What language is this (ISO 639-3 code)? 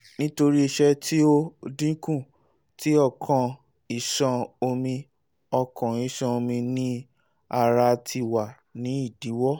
yor